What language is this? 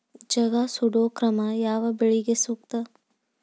Kannada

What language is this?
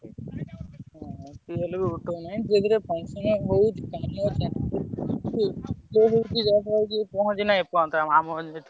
Odia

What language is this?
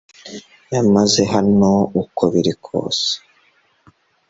Kinyarwanda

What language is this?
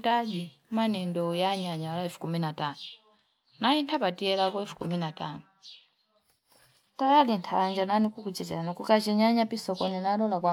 Fipa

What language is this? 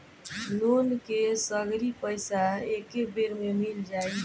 Bhojpuri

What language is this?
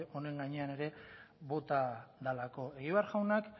Basque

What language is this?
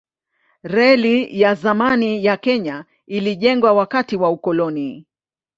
Swahili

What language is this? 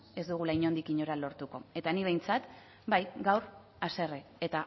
Basque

